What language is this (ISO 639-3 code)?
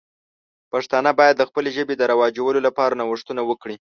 pus